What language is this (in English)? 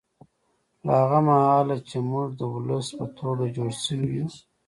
Pashto